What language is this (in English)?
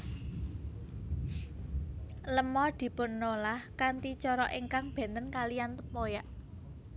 Javanese